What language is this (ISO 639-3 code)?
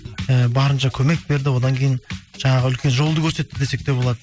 kaz